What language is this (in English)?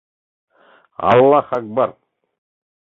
Mari